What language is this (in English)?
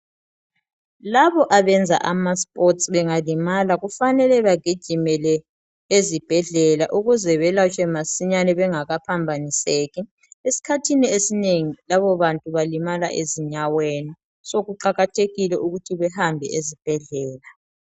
North Ndebele